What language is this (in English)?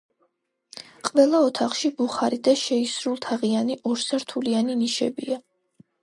Georgian